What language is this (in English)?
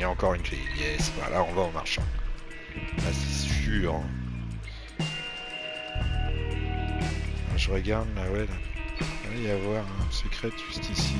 French